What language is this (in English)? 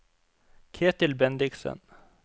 Norwegian